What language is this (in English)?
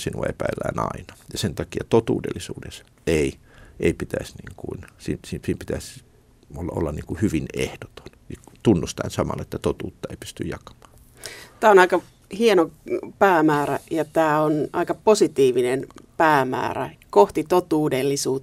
Finnish